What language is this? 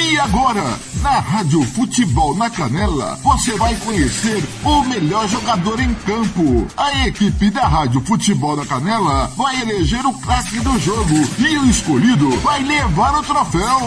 Portuguese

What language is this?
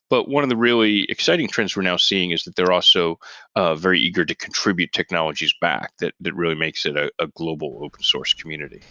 English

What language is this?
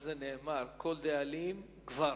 Hebrew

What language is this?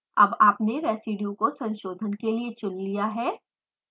Hindi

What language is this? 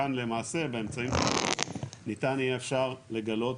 Hebrew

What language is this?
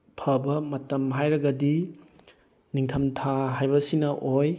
Manipuri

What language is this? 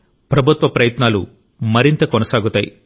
Telugu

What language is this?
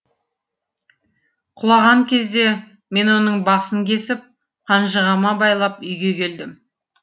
Kazakh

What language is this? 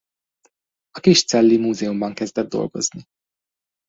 Hungarian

